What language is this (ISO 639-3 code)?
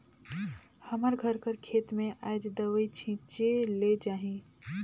hne